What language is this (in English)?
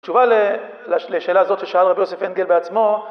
Hebrew